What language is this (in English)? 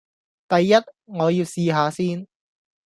Cantonese